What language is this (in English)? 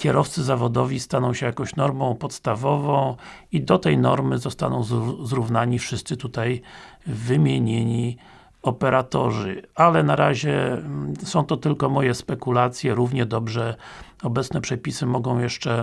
Polish